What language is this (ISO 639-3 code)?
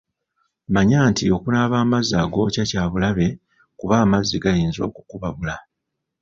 lug